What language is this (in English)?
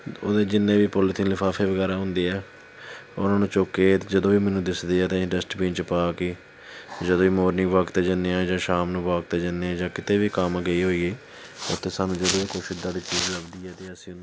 Punjabi